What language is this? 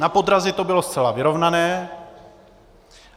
Czech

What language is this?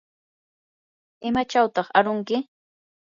Yanahuanca Pasco Quechua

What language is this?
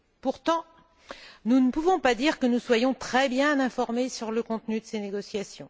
French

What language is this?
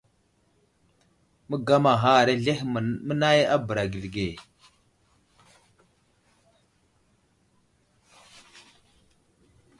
Wuzlam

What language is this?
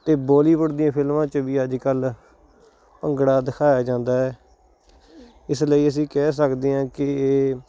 Punjabi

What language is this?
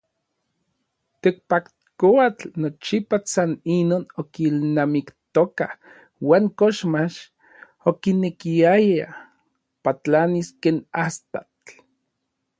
Orizaba Nahuatl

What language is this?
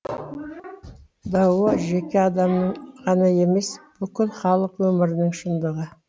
Kazakh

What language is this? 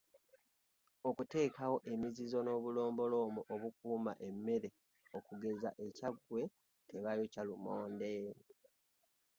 Ganda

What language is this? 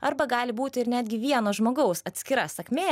Lithuanian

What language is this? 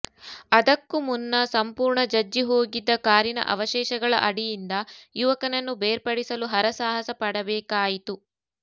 Kannada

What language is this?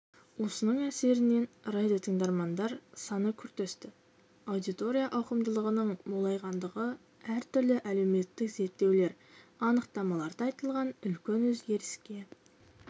Kazakh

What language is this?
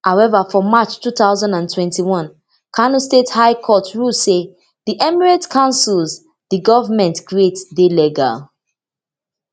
Nigerian Pidgin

